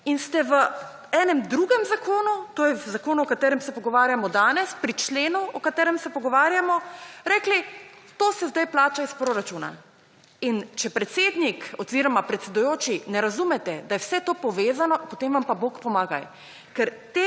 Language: Slovenian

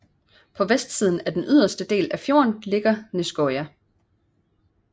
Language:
Danish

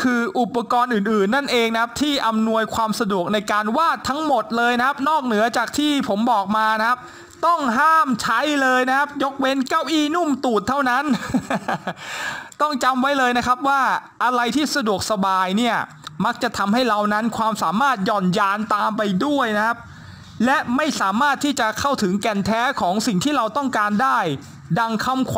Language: Thai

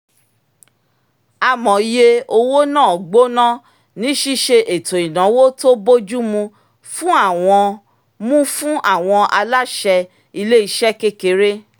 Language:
Yoruba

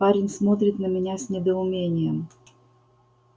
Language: Russian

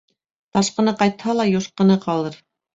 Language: Bashkir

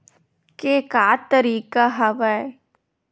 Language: Chhattisgarhi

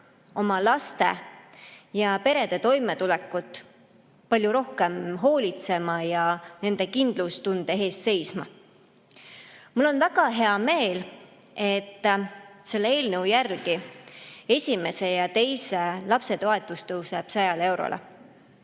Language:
Estonian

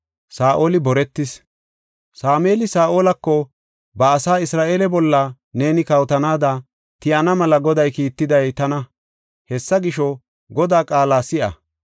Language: Gofa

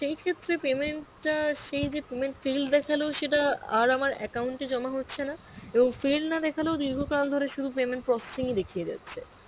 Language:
Bangla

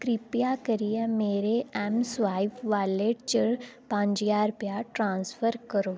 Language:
Dogri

